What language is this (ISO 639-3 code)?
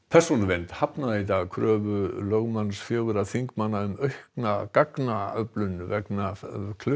isl